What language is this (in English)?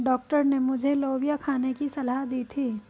Hindi